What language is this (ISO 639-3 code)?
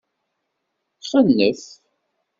kab